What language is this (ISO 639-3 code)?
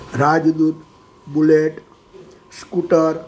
guj